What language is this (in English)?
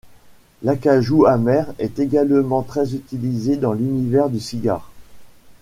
French